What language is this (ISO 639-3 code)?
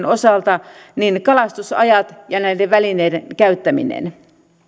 fin